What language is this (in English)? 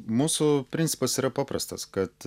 Lithuanian